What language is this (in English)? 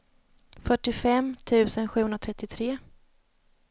Swedish